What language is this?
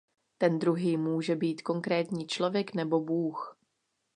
Czech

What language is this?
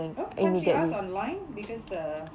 English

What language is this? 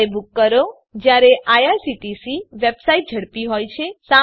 Gujarati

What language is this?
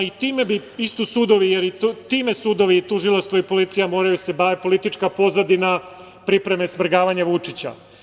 Serbian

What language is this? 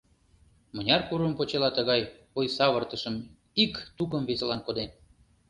Mari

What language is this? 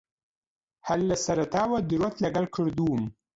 Central Kurdish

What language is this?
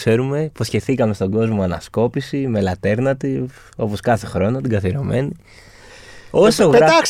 Greek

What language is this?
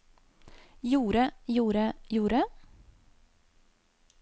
Norwegian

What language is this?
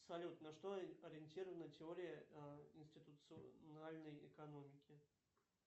Russian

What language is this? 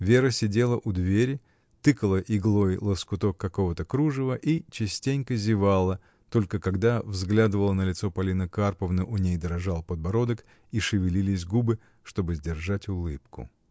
Russian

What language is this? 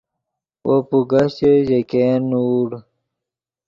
Yidgha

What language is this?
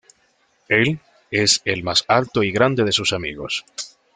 Spanish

